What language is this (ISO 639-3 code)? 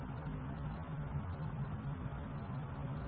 mal